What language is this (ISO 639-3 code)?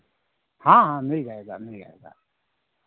hin